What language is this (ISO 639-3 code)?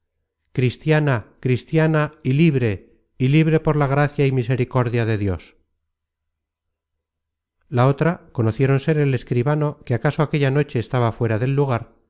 spa